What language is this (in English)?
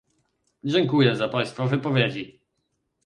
Polish